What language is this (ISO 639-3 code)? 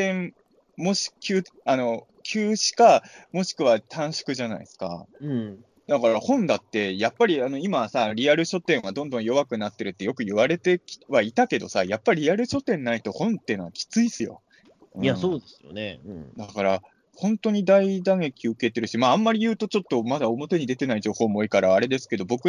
jpn